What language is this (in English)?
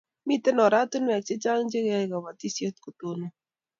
Kalenjin